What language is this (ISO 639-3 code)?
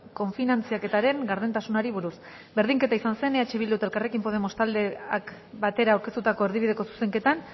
eus